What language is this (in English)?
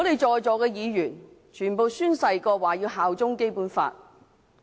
Cantonese